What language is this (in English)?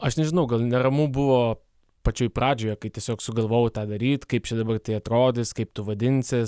Lithuanian